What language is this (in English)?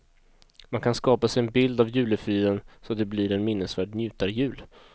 Swedish